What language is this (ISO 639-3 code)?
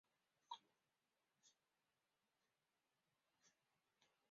zho